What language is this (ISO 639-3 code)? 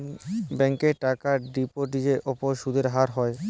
ben